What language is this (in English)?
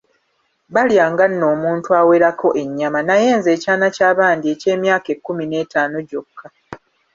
Ganda